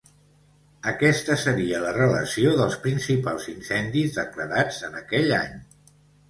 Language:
Catalan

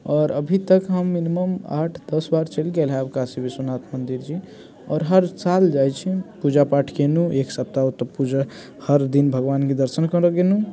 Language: Maithili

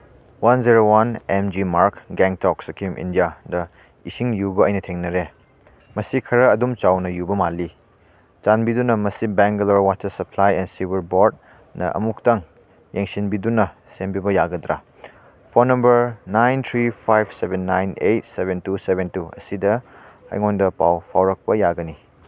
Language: Manipuri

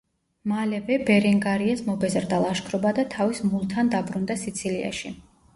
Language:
Georgian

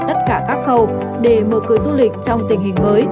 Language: Vietnamese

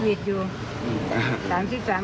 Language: Thai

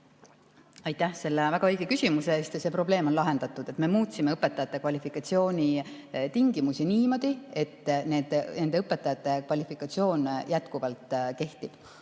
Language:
Estonian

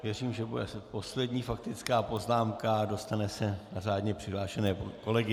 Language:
Czech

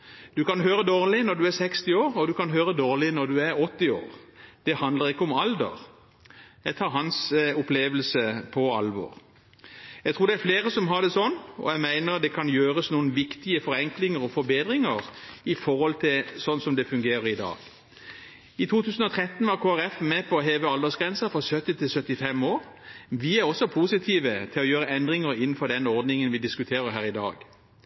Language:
Norwegian Bokmål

